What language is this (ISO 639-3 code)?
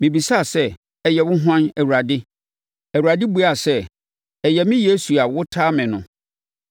aka